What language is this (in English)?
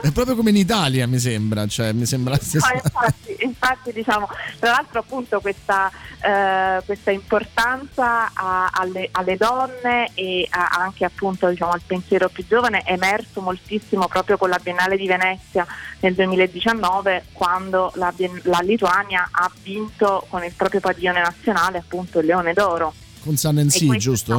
Italian